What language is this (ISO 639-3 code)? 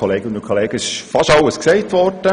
gsw